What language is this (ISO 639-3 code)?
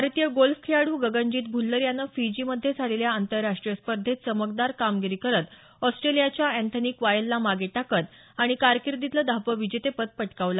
mar